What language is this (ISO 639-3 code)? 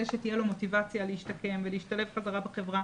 heb